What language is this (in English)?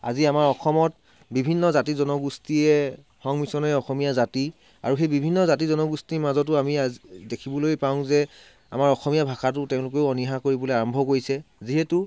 Assamese